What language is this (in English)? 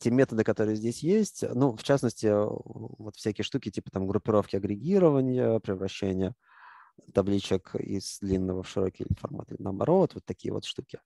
Russian